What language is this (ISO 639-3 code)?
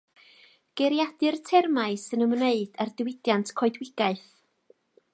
cym